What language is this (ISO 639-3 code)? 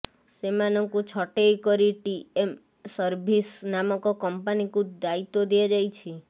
ori